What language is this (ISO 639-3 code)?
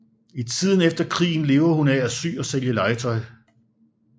dan